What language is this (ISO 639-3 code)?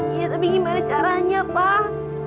ind